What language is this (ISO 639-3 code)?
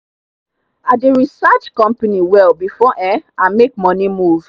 pcm